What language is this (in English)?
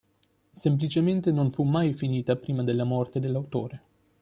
Italian